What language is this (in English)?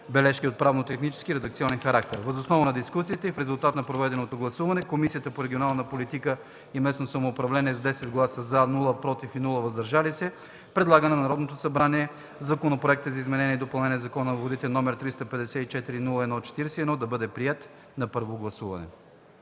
Bulgarian